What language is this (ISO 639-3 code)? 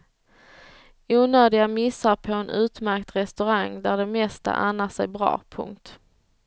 swe